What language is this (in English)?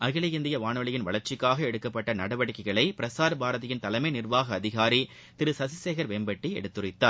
Tamil